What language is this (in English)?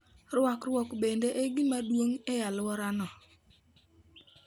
Luo (Kenya and Tanzania)